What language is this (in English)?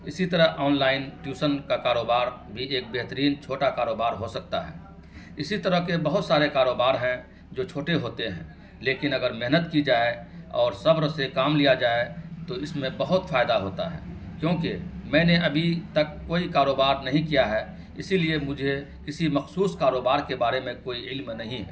Urdu